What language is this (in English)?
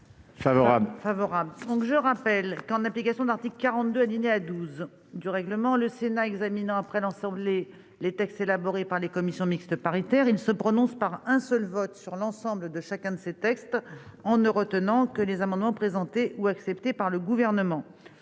French